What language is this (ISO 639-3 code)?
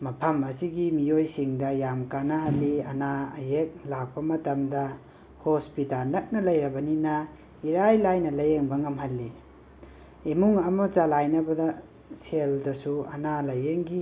mni